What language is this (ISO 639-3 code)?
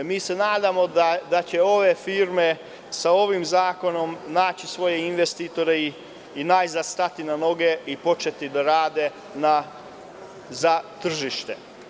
srp